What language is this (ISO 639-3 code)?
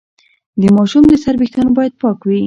pus